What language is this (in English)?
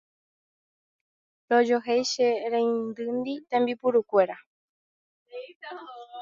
Guarani